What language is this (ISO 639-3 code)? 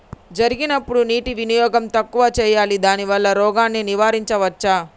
tel